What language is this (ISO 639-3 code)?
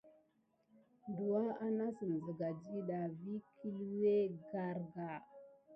gid